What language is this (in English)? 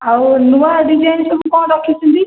Odia